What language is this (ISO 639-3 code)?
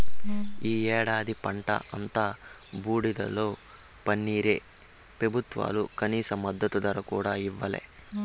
tel